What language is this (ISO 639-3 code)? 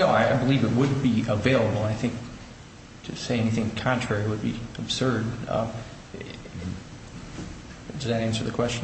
eng